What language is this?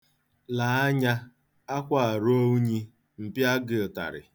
Igbo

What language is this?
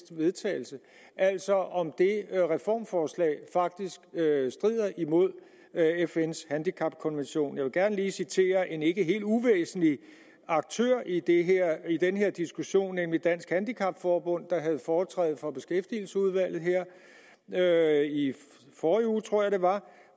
Danish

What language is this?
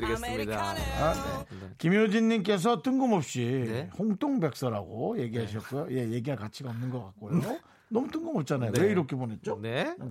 Korean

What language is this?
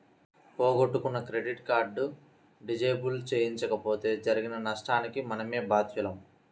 Telugu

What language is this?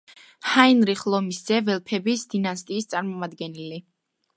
Georgian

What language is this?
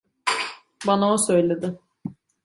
Turkish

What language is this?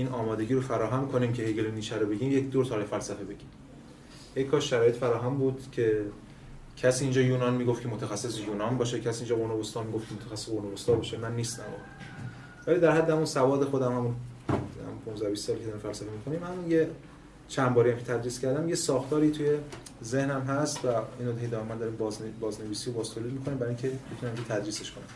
Persian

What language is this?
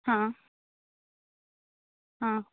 Konkani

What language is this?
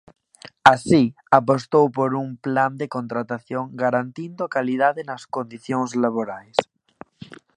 Galician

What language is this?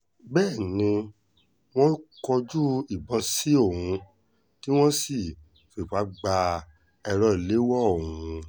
Yoruba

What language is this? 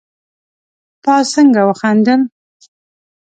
Pashto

